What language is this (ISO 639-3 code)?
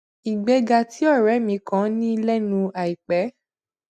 yor